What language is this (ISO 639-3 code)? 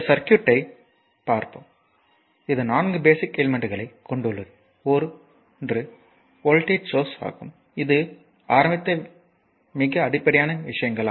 tam